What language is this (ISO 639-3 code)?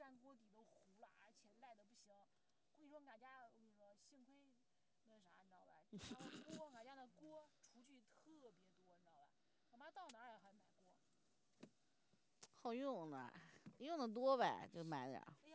zho